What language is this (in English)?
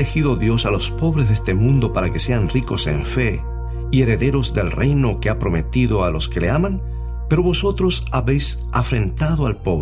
Spanish